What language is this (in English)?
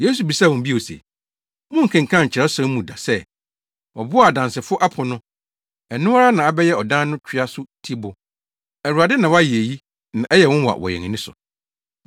Akan